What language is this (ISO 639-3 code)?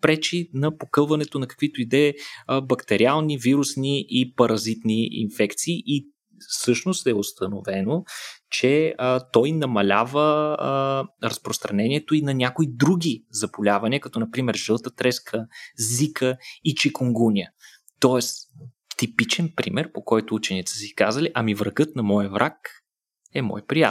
bul